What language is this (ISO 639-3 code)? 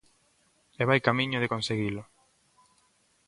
glg